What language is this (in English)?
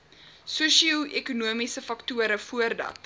Afrikaans